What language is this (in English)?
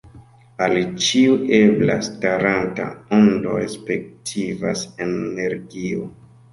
Esperanto